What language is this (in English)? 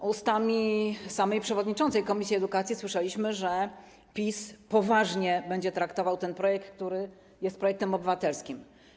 Polish